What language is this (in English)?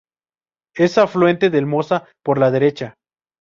Spanish